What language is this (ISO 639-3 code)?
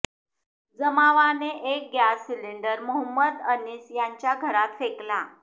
mar